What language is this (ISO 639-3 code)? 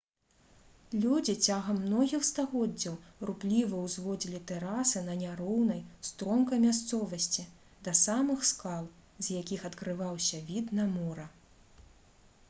bel